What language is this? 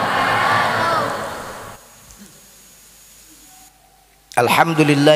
Indonesian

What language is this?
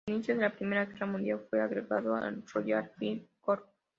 Spanish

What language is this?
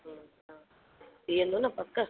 Sindhi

